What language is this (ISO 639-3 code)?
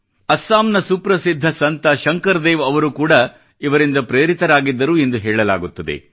kan